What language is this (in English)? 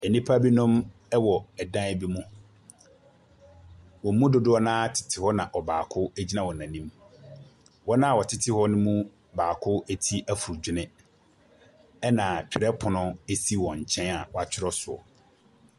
Akan